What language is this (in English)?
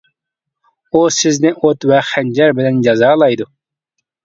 Uyghur